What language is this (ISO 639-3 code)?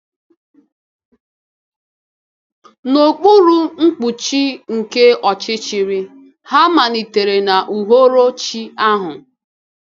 ibo